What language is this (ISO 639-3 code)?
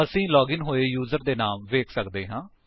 pan